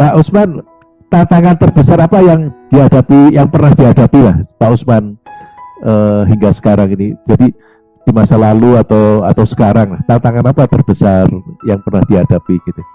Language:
Indonesian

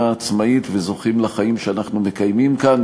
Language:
Hebrew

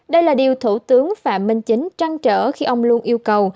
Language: Vietnamese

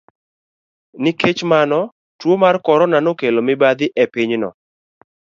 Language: Luo (Kenya and Tanzania)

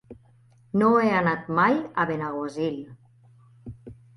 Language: Catalan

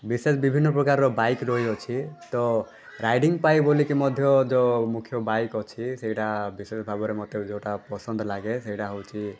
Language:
Odia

